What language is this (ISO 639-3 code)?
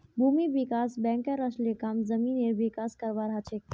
mag